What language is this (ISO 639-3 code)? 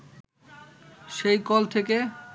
ben